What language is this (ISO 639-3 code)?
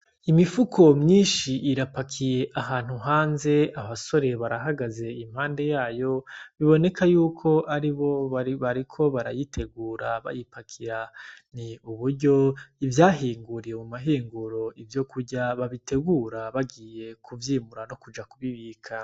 run